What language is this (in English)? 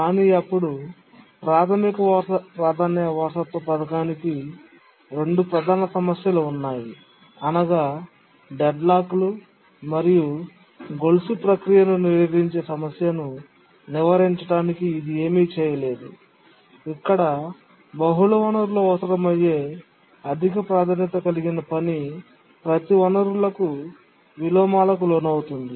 Telugu